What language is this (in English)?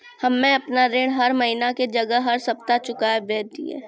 Maithili